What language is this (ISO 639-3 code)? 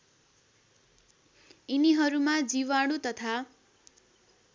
nep